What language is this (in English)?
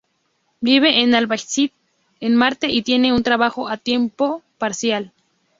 Spanish